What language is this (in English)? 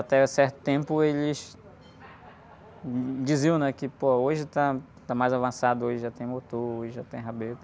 Portuguese